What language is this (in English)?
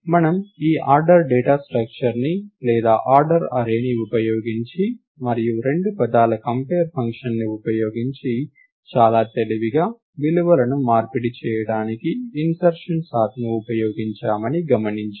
Telugu